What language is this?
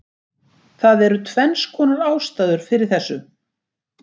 Icelandic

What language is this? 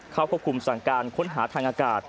Thai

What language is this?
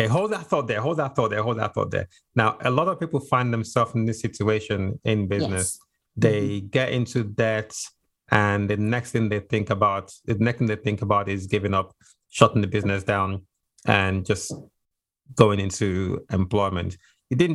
English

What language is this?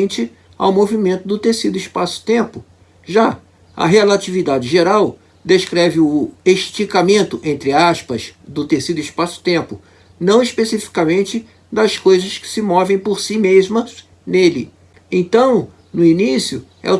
Portuguese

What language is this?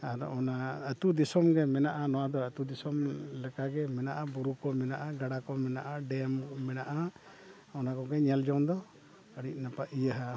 Santali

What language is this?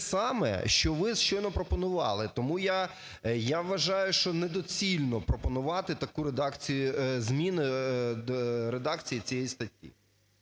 Ukrainian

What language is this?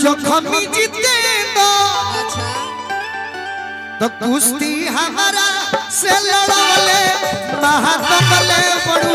Arabic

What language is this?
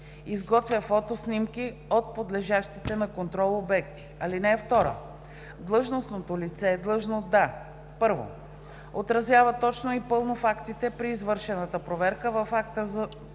Bulgarian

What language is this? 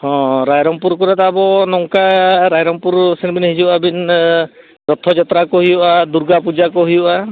Santali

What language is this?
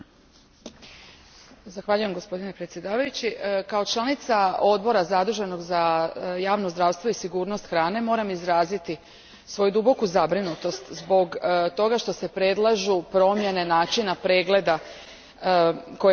Croatian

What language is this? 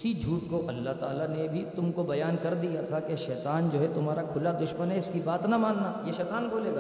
Urdu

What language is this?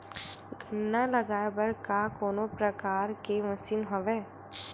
Chhattisgarhi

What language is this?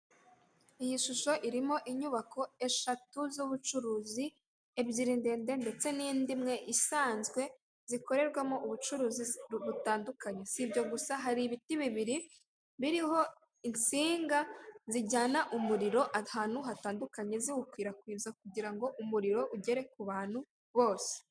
Kinyarwanda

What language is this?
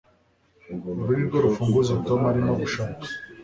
Kinyarwanda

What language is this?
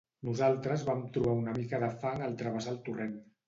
Catalan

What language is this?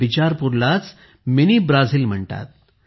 Marathi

